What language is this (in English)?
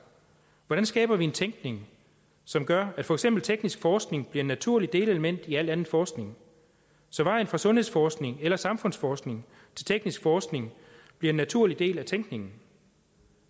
Danish